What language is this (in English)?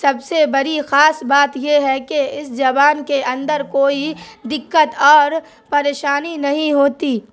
Urdu